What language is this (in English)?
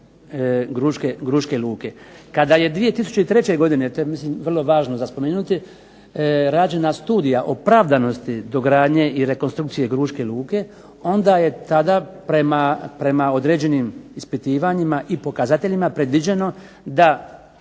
Croatian